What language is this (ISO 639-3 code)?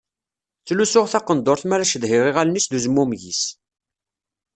kab